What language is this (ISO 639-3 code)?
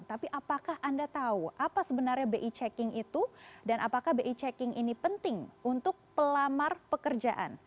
ind